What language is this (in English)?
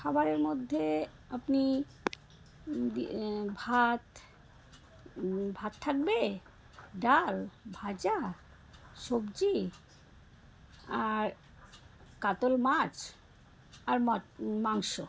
Bangla